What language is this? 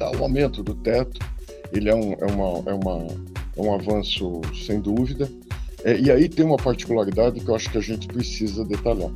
Portuguese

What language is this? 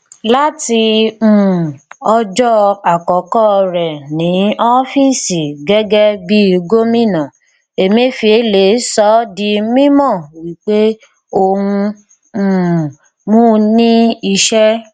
Yoruba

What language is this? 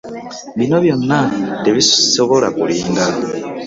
Ganda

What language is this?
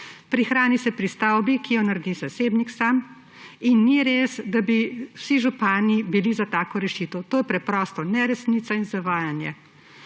Slovenian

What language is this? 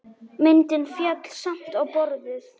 Icelandic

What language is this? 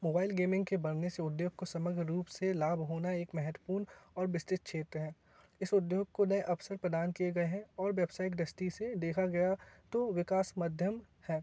Hindi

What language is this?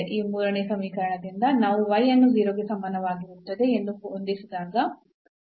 Kannada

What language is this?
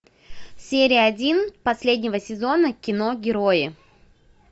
Russian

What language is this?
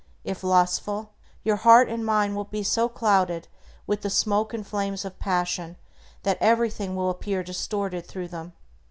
English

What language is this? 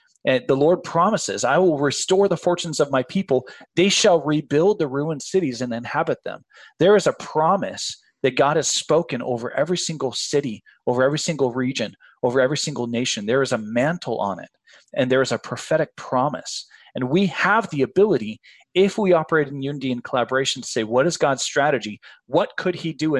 English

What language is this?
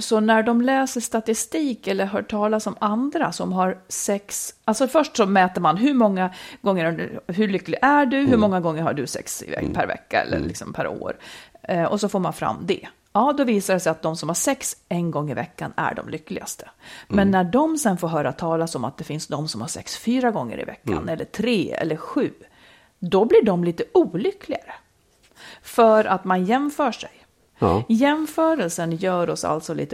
Swedish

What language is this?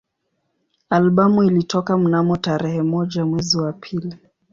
Swahili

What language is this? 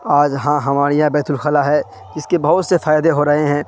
Urdu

